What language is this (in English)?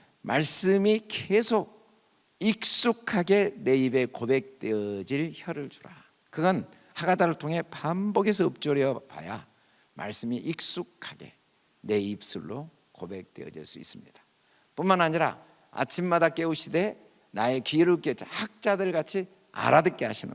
Korean